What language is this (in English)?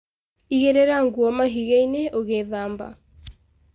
Kikuyu